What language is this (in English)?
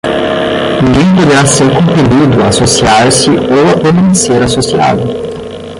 Portuguese